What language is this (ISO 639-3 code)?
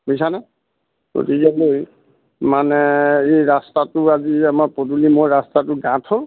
asm